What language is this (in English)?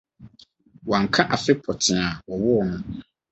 Akan